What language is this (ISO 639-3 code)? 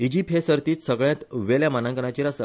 kok